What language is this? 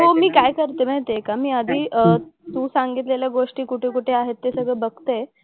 Marathi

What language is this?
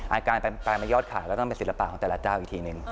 Thai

